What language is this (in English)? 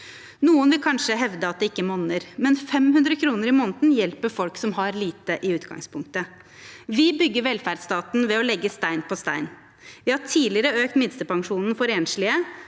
Norwegian